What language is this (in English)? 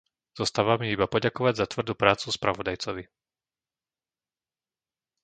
Slovak